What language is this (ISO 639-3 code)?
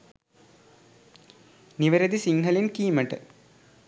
sin